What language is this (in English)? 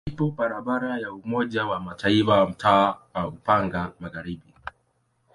Swahili